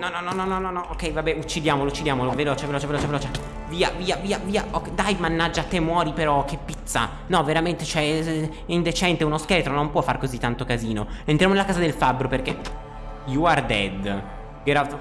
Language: Italian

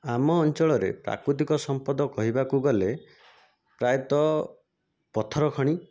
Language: Odia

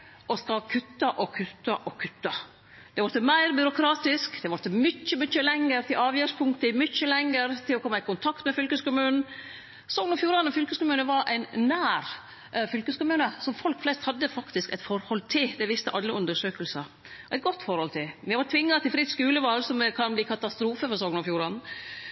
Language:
Norwegian Nynorsk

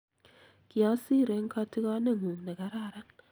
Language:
Kalenjin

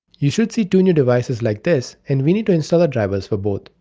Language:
English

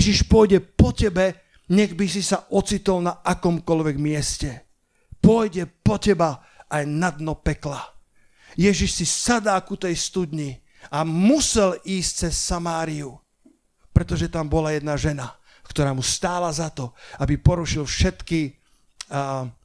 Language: Slovak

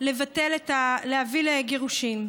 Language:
Hebrew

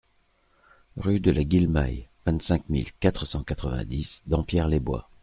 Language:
French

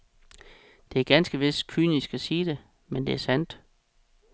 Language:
Danish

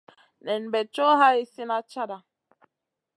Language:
Masana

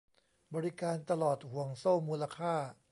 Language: Thai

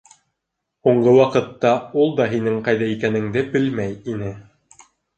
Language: Bashkir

